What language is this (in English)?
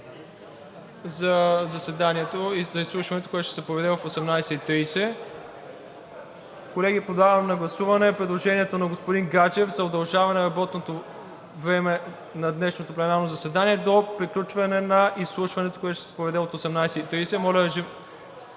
Bulgarian